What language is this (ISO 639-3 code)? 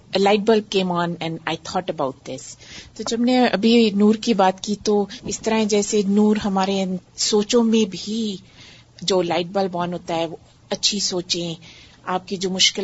urd